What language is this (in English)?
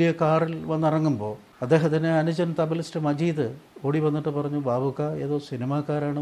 Malayalam